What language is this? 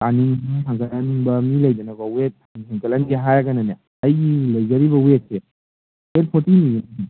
Manipuri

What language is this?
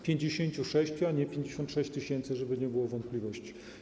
Polish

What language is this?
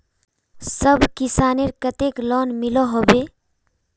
Magahi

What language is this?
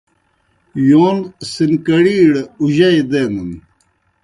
Kohistani Shina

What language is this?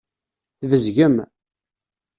Kabyle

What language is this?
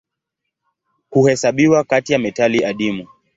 Swahili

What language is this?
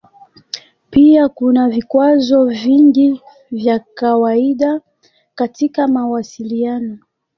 Swahili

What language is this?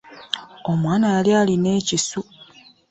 Ganda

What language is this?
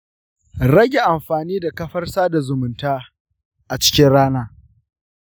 Hausa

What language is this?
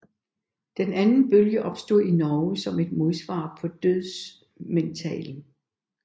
Danish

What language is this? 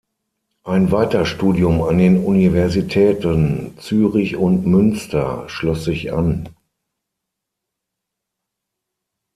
German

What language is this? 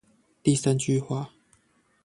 Chinese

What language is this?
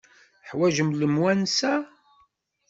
Kabyle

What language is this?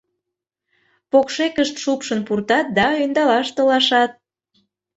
Mari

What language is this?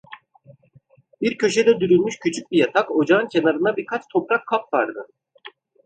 Turkish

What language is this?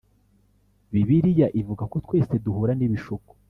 Kinyarwanda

